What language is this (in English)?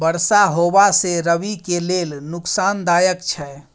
Maithili